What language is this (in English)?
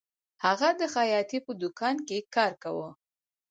Pashto